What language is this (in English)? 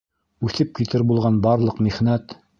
Bashkir